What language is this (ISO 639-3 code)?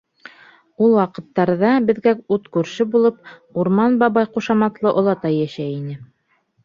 bak